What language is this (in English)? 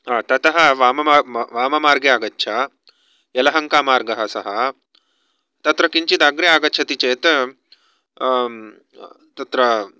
Sanskrit